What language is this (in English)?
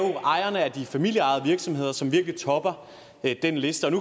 Danish